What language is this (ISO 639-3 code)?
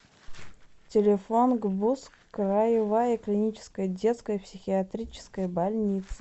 rus